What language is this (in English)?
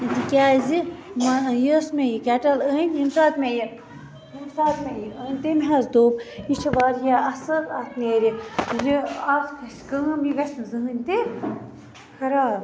Kashmiri